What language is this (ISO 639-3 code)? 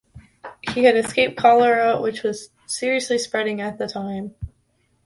eng